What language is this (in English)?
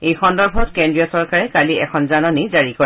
Assamese